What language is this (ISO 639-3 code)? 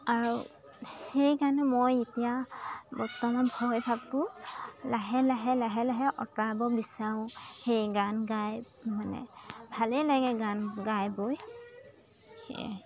asm